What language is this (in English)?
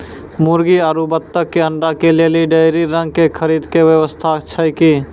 Maithili